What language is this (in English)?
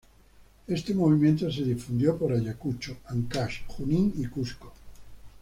Spanish